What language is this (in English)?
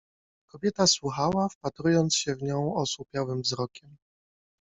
Polish